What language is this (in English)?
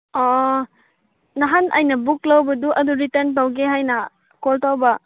Manipuri